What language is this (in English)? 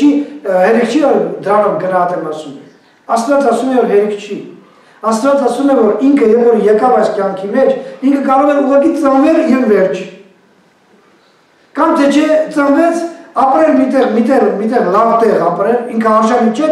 Bulgarian